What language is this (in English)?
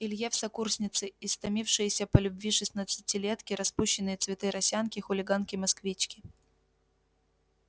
Russian